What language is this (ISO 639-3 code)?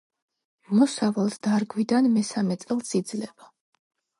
kat